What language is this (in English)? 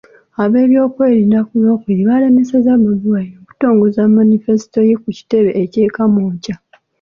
Ganda